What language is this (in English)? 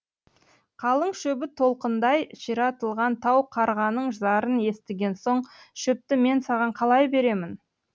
Kazakh